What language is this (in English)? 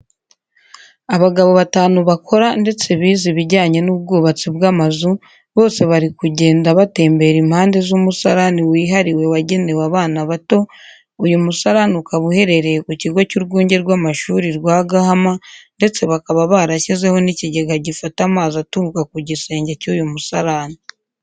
Kinyarwanda